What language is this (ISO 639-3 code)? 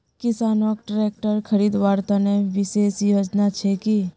mag